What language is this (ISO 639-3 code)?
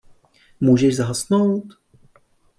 ces